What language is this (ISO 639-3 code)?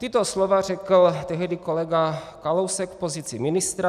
ces